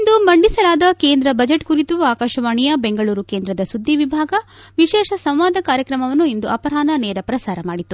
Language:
Kannada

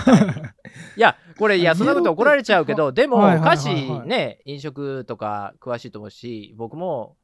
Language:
Japanese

